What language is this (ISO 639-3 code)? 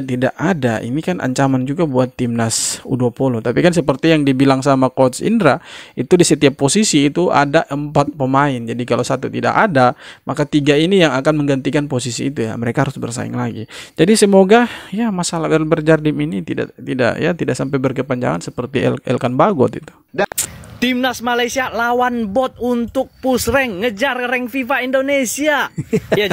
ind